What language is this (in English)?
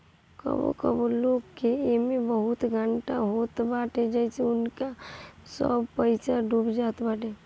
Bhojpuri